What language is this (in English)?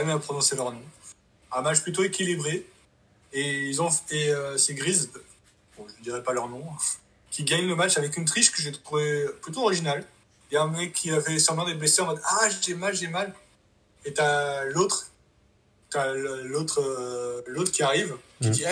French